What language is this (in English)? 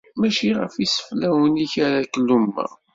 Kabyle